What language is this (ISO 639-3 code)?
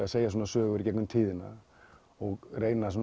isl